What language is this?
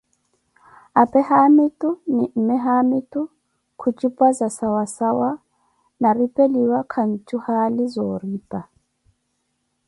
Koti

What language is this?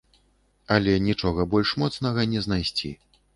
Belarusian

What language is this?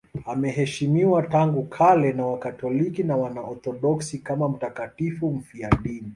Swahili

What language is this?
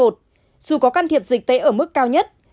Vietnamese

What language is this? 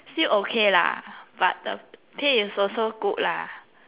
English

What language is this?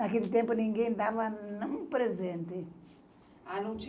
Portuguese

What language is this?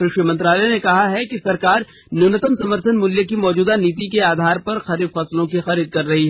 Hindi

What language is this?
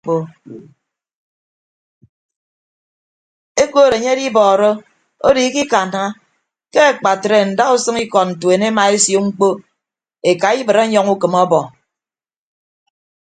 Ibibio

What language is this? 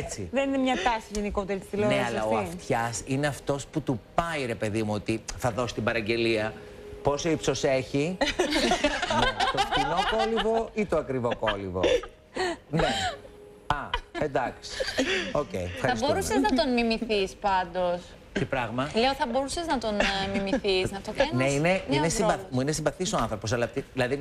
Greek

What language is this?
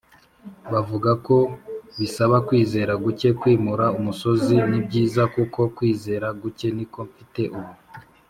Kinyarwanda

